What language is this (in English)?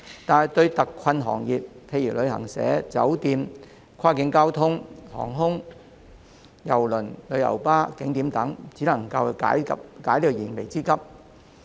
Cantonese